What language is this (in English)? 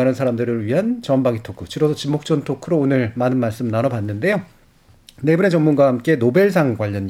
Korean